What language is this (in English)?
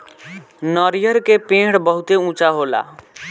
Bhojpuri